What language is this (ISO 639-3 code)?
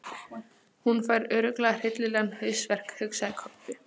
isl